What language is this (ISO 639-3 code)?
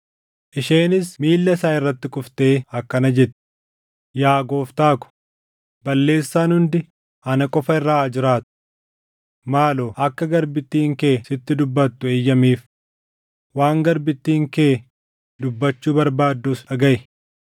orm